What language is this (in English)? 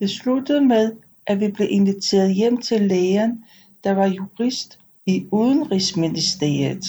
Danish